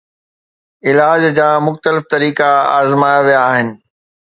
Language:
Sindhi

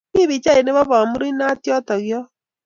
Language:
Kalenjin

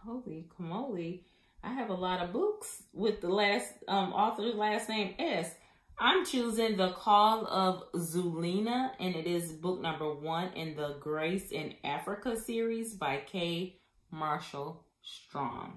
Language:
English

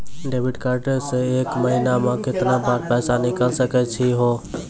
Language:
Maithili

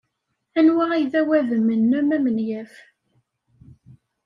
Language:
Kabyle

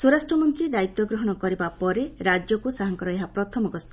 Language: Odia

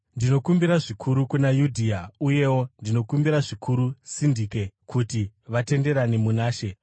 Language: Shona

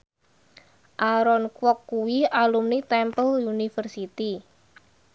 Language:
Javanese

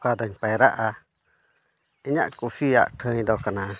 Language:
Santali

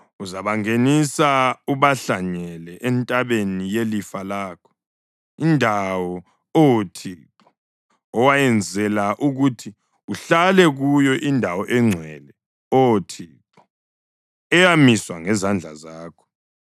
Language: North Ndebele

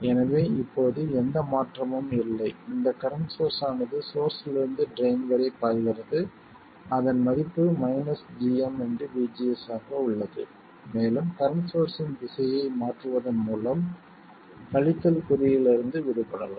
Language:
Tamil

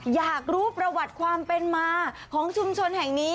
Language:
Thai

